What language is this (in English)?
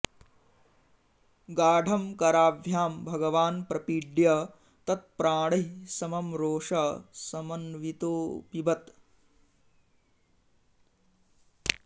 Sanskrit